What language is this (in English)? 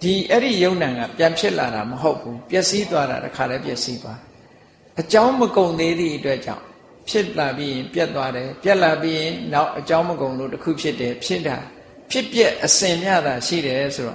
Thai